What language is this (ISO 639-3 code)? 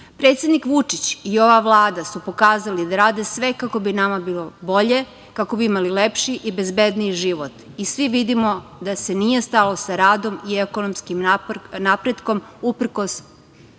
srp